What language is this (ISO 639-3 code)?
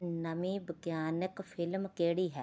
pan